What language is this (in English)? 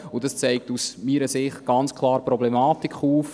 Swiss German